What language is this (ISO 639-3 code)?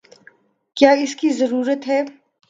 urd